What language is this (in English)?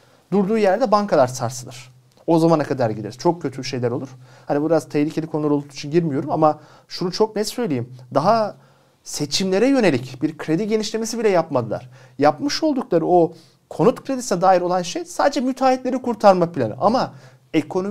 Turkish